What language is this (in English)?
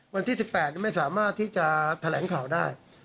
Thai